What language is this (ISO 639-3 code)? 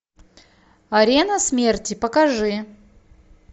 rus